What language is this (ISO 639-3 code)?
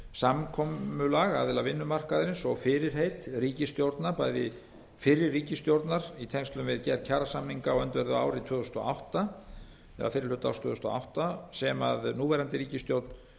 isl